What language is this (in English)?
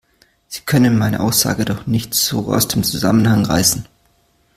German